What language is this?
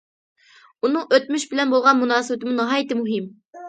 Uyghur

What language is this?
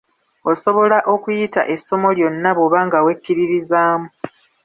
Ganda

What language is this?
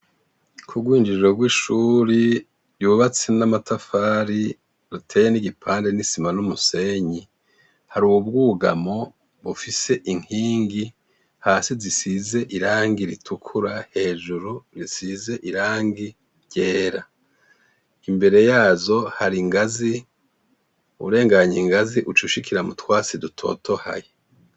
Rundi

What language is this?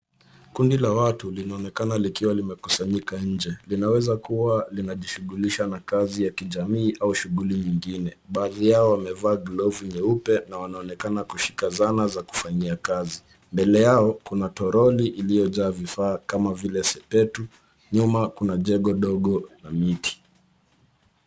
Swahili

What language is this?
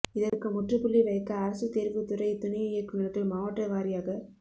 Tamil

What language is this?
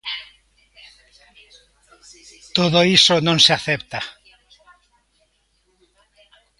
Galician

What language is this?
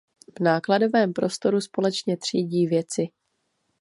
Czech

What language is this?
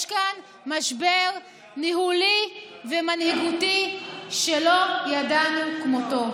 Hebrew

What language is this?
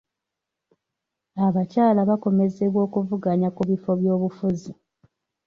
Ganda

